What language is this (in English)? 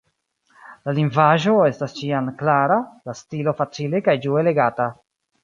Esperanto